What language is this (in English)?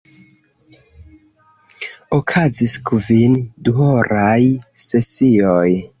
Esperanto